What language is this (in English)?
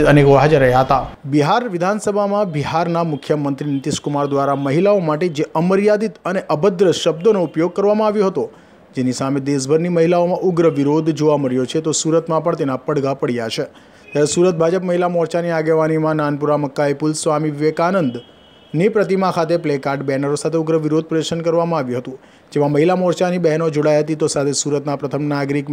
Gujarati